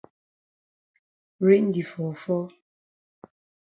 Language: Cameroon Pidgin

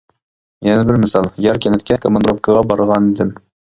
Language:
Uyghur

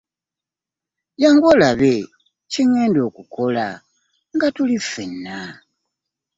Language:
Ganda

